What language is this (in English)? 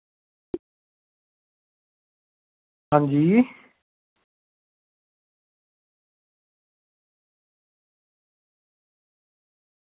Dogri